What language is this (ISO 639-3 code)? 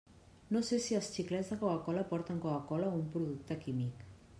cat